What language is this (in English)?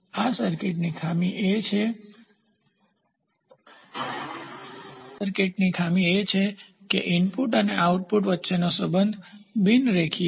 Gujarati